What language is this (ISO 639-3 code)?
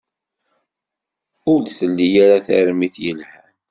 kab